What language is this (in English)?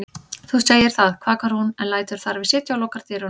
Icelandic